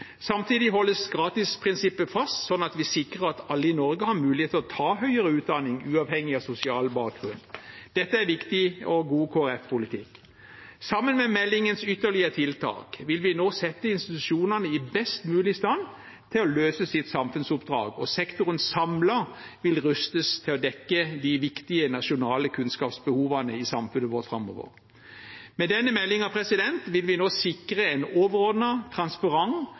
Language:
Norwegian Bokmål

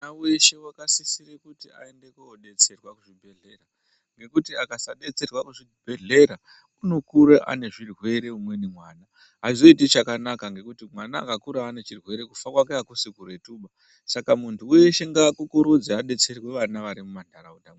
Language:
Ndau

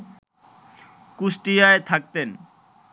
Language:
Bangla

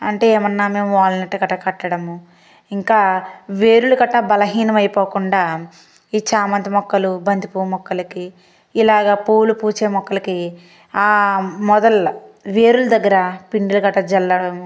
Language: Telugu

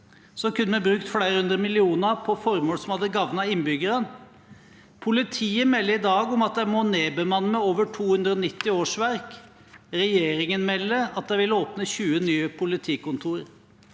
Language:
Norwegian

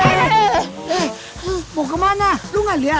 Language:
Indonesian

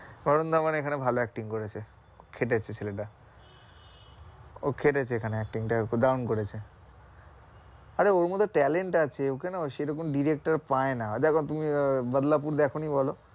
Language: Bangla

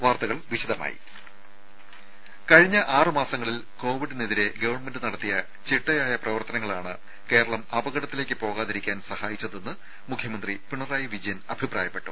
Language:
Malayalam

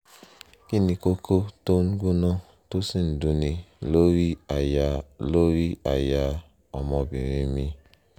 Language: Yoruba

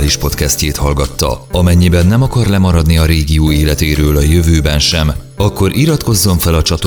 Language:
Hungarian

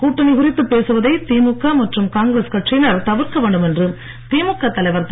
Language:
Tamil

